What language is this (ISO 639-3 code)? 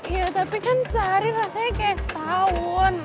ind